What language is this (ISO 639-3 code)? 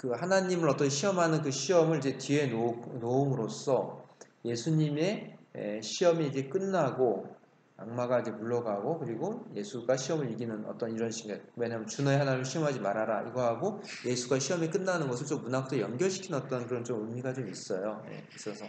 kor